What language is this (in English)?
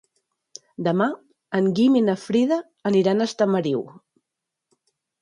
Catalan